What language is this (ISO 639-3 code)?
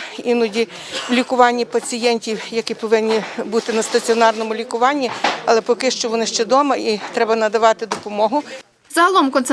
ukr